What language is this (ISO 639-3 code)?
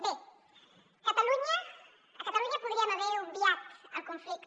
cat